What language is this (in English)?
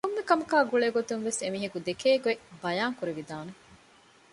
Divehi